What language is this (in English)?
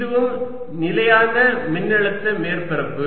Tamil